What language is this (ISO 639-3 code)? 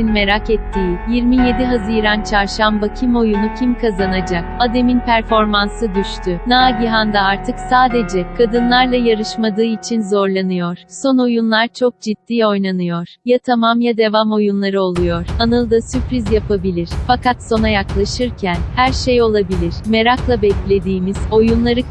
tur